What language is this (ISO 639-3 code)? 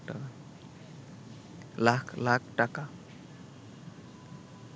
ben